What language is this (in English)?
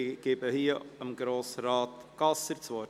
Swiss German